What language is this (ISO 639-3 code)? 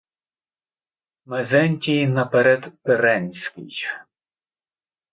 ukr